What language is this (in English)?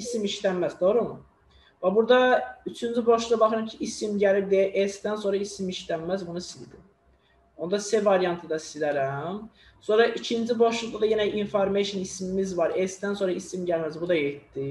Turkish